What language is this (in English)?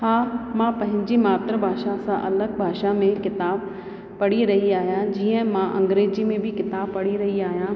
Sindhi